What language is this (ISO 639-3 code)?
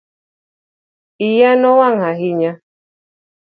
luo